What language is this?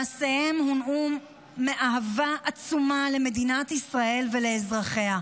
Hebrew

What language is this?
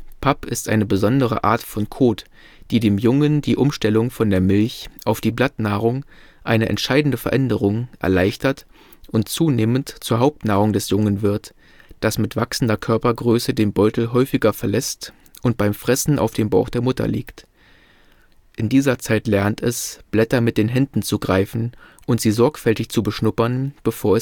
German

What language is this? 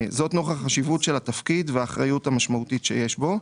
Hebrew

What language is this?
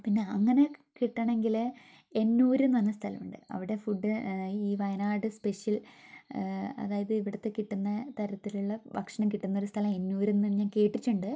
Malayalam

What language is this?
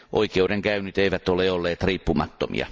Finnish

